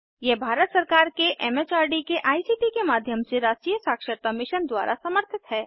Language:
Hindi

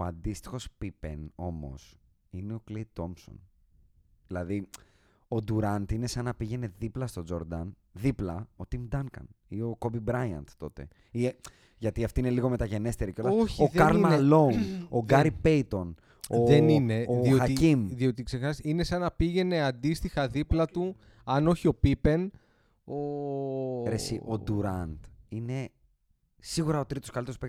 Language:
Greek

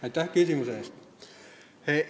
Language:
Estonian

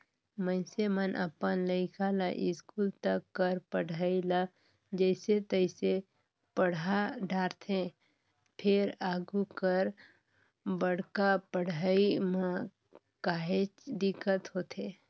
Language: Chhattisgarhi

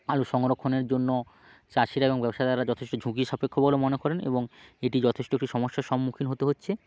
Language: Bangla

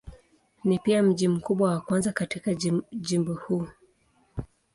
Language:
Swahili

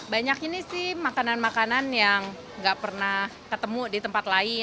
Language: Indonesian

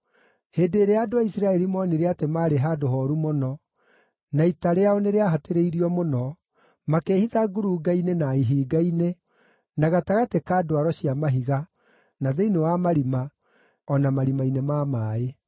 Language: Kikuyu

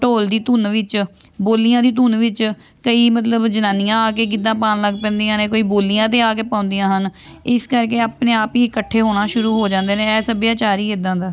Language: Punjabi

